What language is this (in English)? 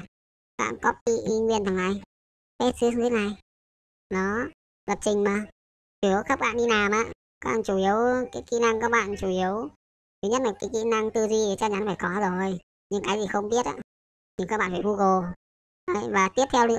Vietnamese